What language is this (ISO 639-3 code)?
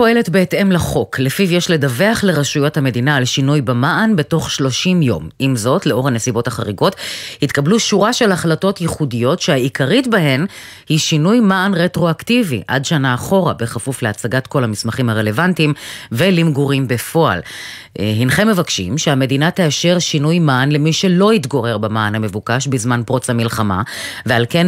heb